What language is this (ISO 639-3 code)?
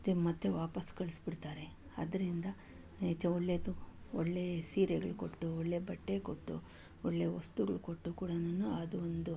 kan